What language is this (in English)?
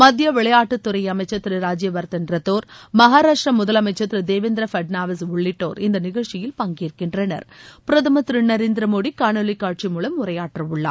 Tamil